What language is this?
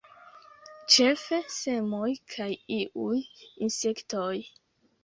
Esperanto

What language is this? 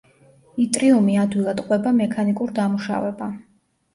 Georgian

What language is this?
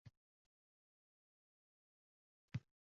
Uzbek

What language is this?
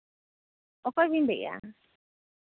Santali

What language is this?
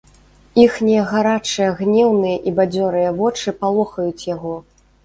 Belarusian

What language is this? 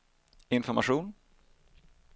Swedish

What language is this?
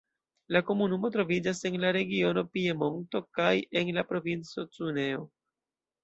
Esperanto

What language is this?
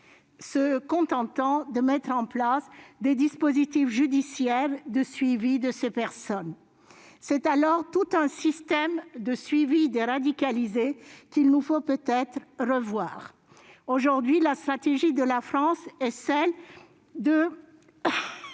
French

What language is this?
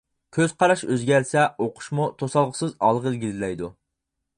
Uyghur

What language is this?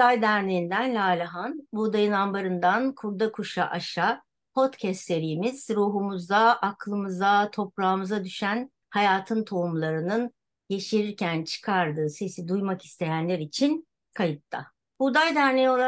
Turkish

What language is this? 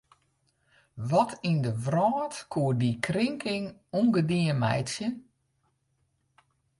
Western Frisian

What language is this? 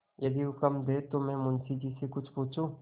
Hindi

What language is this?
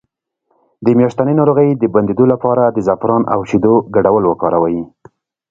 Pashto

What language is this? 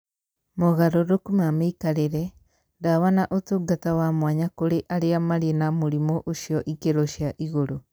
Kikuyu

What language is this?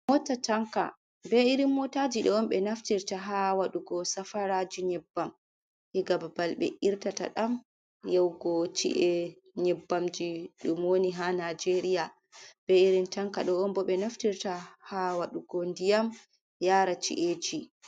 Fula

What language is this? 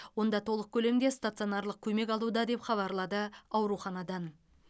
Kazakh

